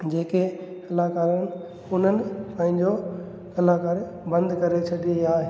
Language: Sindhi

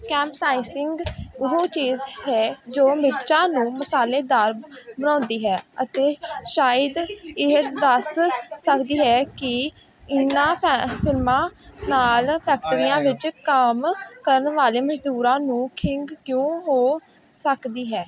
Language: Punjabi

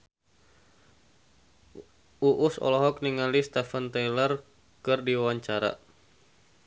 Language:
Sundanese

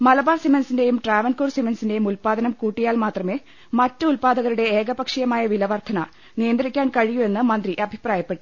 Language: Malayalam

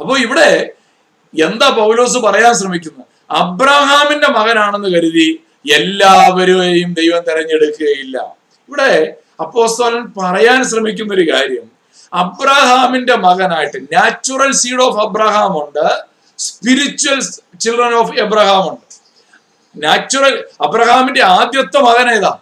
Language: Malayalam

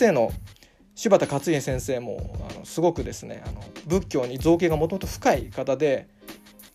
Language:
Japanese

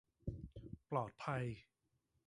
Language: Thai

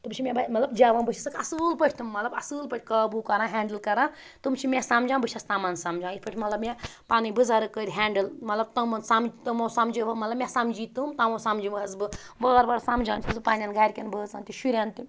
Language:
Kashmiri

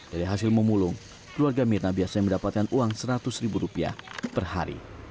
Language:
Indonesian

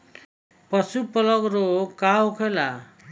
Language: Bhojpuri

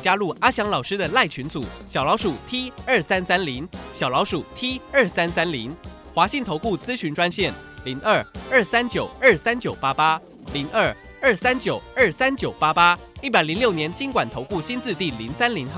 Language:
Chinese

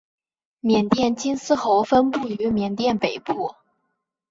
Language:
Chinese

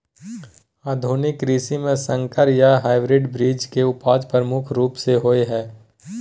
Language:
Maithili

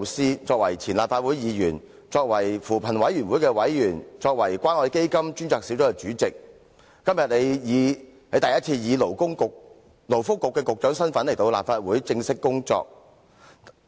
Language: Cantonese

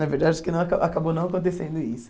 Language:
Portuguese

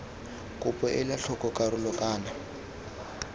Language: Tswana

